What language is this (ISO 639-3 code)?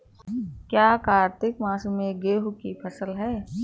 hin